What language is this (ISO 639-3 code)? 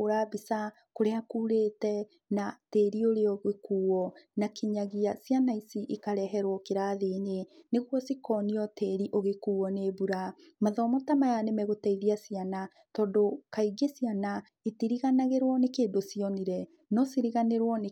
kik